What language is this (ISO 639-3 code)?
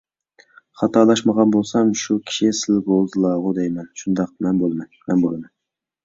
uig